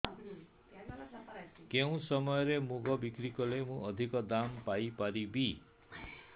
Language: Odia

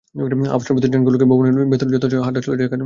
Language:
Bangla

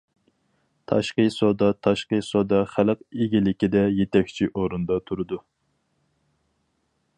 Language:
Uyghur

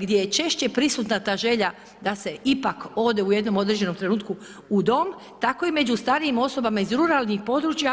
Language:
Croatian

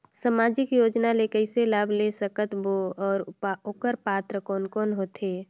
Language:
Chhattisgarhi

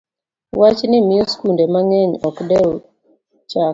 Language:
Luo (Kenya and Tanzania)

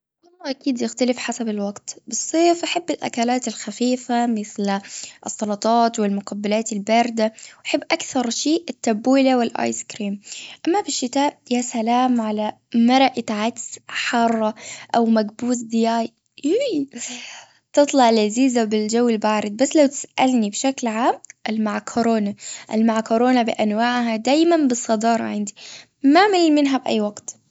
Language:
Gulf Arabic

